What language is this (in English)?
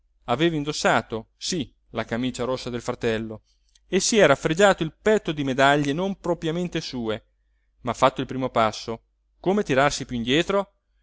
Italian